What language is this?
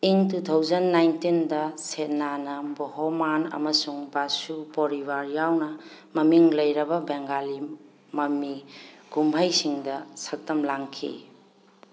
Manipuri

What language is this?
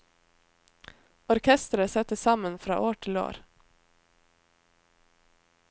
Norwegian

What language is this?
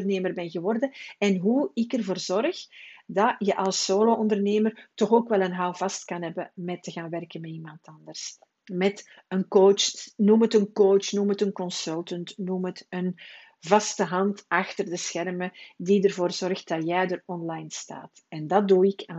Dutch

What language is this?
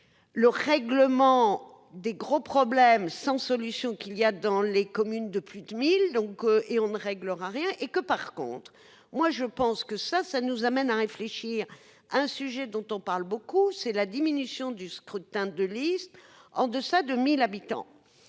French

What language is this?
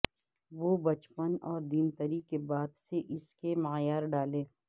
Urdu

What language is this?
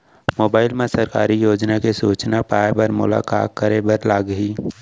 Chhattisgarhi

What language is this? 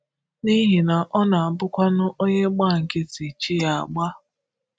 Igbo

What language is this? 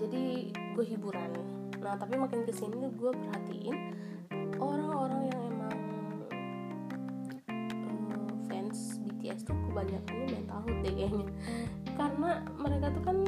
Indonesian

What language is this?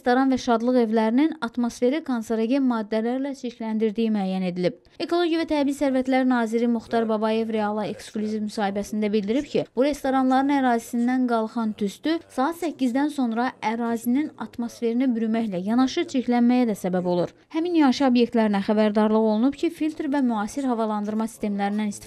Turkish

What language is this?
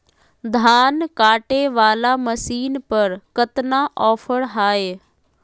Magahi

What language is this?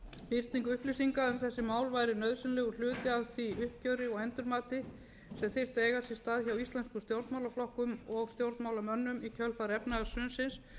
Icelandic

